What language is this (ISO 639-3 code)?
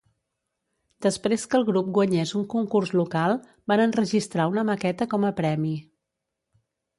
cat